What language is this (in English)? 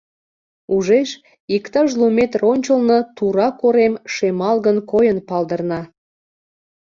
Mari